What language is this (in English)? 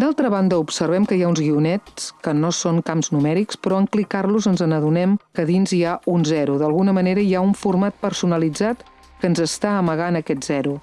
Catalan